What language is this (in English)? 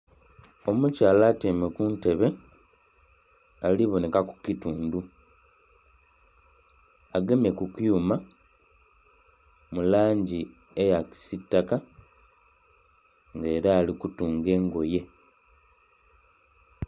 Soga